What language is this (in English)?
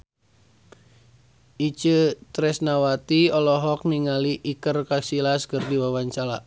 Sundanese